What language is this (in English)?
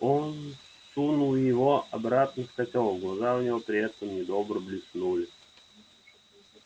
Russian